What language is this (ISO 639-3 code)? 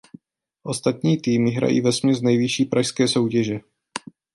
ces